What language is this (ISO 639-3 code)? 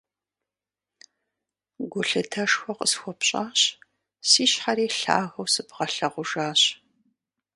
kbd